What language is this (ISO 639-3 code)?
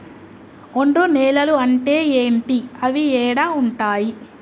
tel